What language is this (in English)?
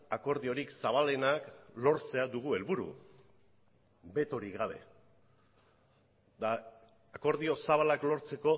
Basque